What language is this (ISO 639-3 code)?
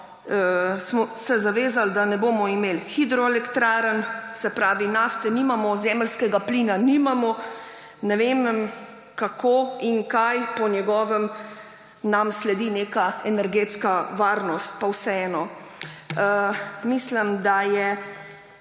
slv